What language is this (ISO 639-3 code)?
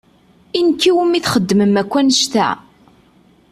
kab